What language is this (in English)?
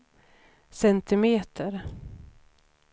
Swedish